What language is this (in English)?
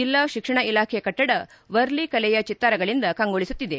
Kannada